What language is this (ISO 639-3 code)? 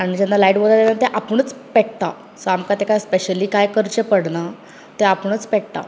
kok